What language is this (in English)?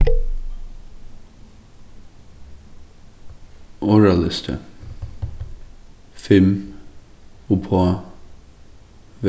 Faroese